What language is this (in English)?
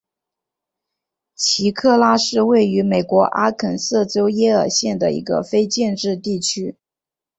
Chinese